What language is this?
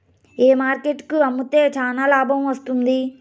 Telugu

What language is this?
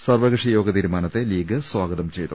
Malayalam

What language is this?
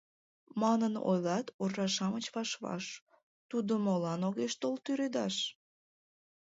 Mari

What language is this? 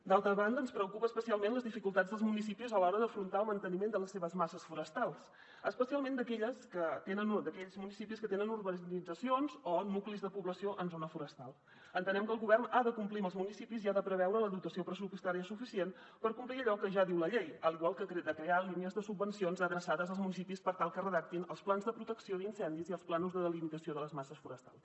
Catalan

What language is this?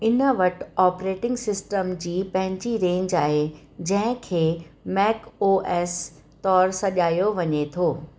Sindhi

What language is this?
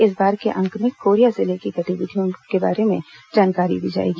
Hindi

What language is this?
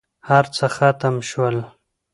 Pashto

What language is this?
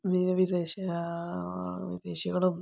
Malayalam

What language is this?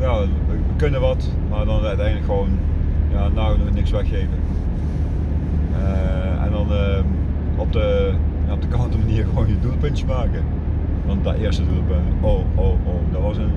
Dutch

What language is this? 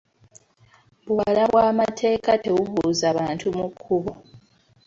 Ganda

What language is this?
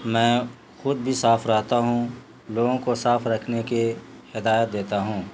Urdu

